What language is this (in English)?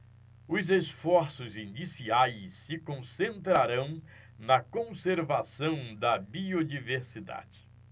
Portuguese